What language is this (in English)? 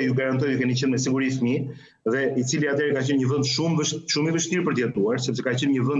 Romanian